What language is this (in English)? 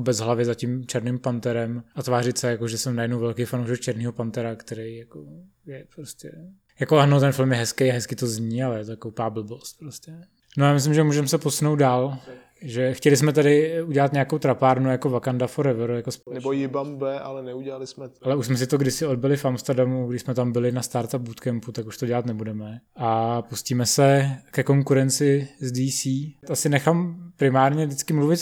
Czech